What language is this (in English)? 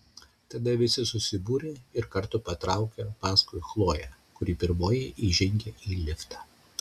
Lithuanian